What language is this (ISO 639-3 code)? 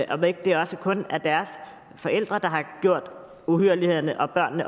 dan